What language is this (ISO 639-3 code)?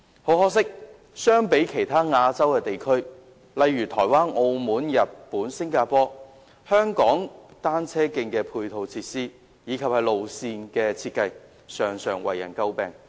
yue